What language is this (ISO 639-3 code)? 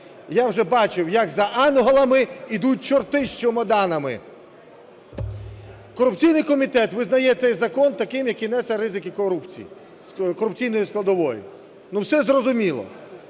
ukr